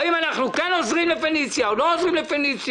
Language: Hebrew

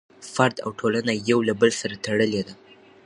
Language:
Pashto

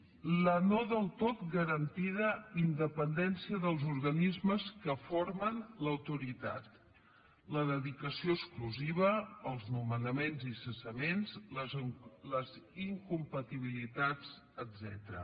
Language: Catalan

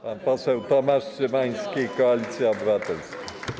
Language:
Polish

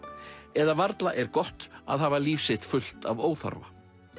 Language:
Icelandic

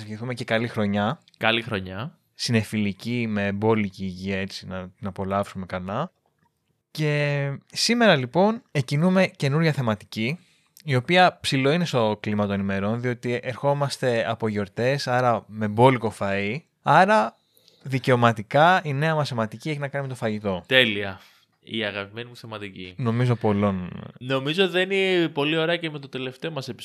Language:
Greek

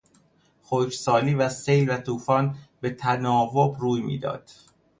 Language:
Persian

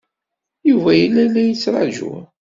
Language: Kabyle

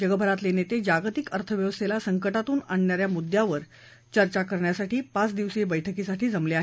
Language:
Marathi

